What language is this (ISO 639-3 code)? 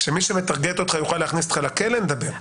heb